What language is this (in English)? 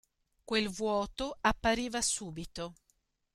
Italian